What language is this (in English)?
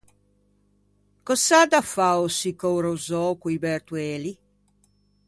Ligurian